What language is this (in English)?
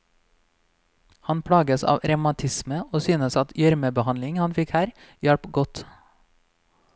Norwegian